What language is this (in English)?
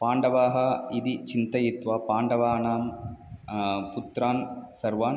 Sanskrit